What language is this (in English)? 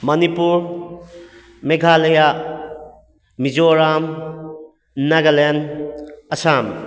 Manipuri